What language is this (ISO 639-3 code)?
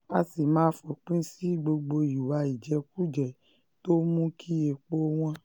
yor